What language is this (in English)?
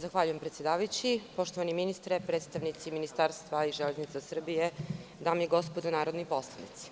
Serbian